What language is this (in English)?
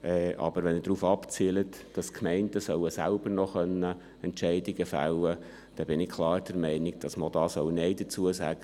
Swiss German